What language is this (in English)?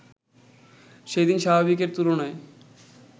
Bangla